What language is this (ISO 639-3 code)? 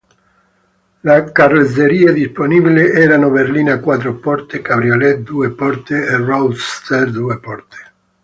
ita